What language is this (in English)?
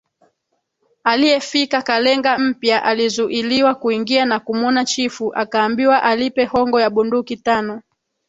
Swahili